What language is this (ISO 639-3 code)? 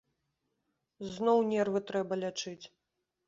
bel